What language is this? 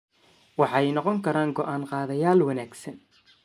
Somali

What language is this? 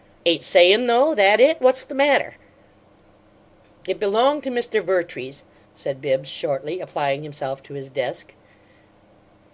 English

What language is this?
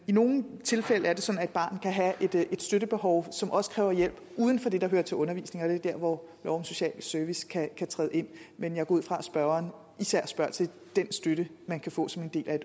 Danish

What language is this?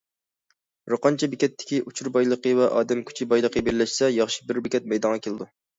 Uyghur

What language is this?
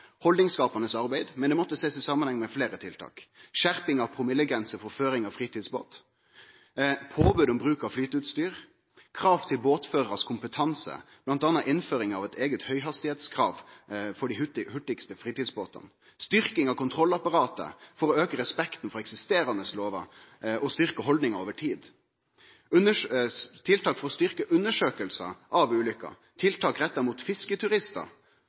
Norwegian Nynorsk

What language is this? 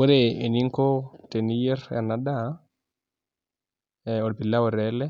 Masai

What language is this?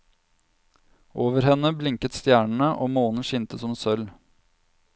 Norwegian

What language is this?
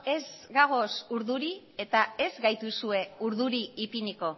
Basque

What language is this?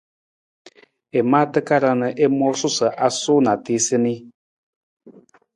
Nawdm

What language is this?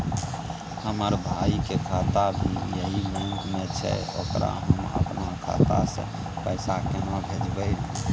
Maithili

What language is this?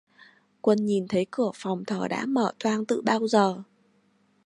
Vietnamese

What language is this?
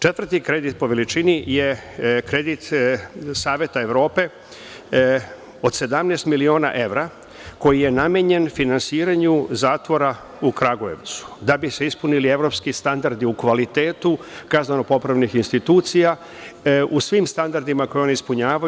Serbian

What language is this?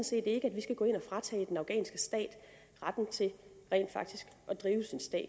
Danish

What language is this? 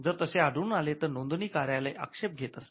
Marathi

